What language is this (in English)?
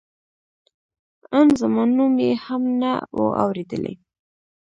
Pashto